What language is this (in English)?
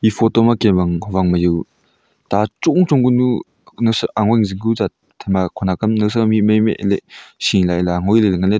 Wancho Naga